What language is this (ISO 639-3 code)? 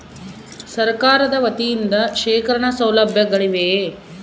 kan